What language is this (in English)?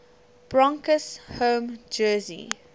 English